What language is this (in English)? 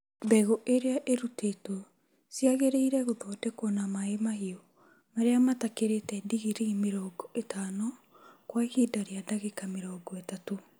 Kikuyu